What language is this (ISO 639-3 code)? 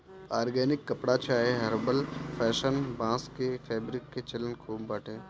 bho